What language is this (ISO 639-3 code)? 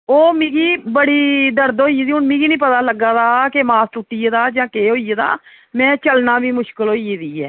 doi